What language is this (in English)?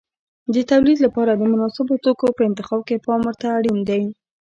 Pashto